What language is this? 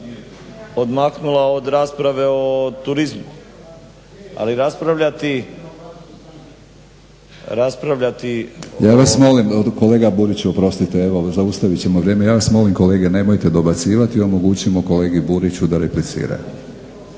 Croatian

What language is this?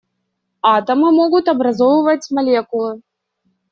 Russian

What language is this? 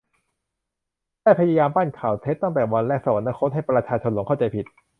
Thai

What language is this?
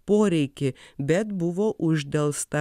Lithuanian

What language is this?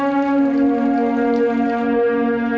Indonesian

